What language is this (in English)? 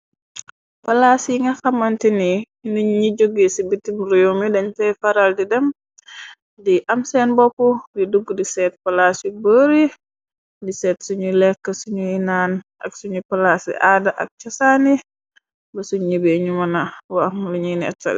Wolof